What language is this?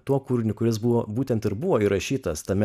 Lithuanian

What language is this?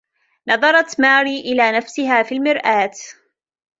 Arabic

